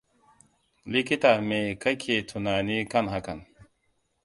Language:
Hausa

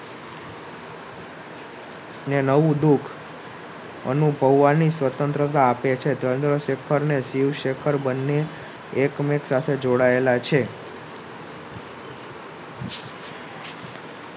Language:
Gujarati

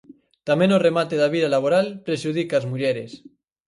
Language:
Galician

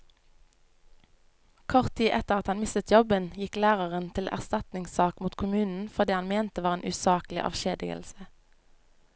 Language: Norwegian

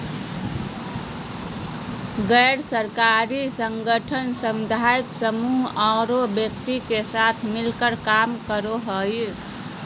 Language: Magahi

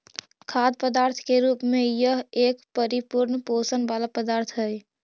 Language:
Magahi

